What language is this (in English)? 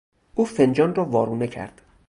Persian